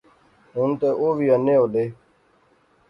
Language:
Pahari-Potwari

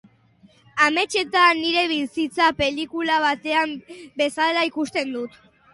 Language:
Basque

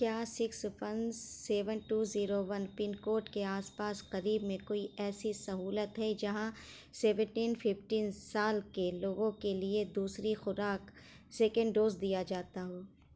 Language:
Urdu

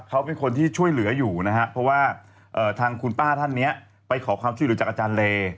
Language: Thai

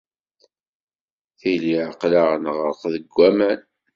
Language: Kabyle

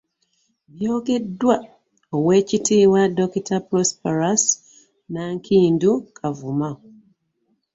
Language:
Ganda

